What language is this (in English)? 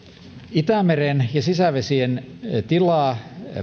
Finnish